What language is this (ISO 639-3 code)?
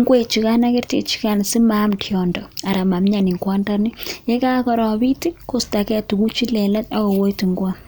kln